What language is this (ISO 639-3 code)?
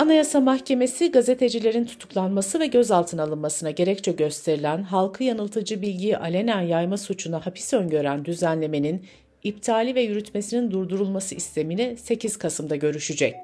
tur